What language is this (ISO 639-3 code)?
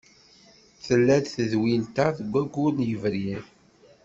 kab